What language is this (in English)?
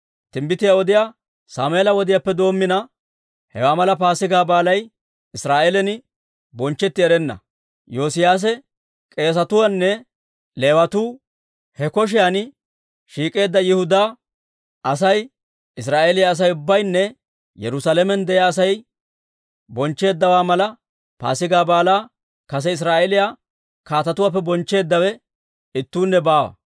Dawro